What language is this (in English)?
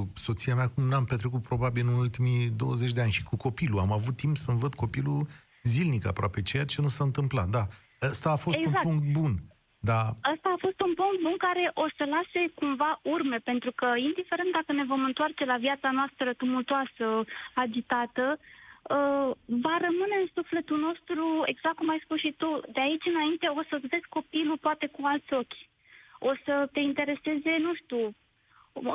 Romanian